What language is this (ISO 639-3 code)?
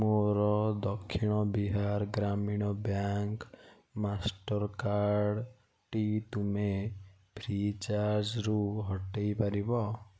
ori